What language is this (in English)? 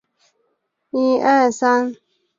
Chinese